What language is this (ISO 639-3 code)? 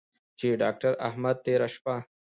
pus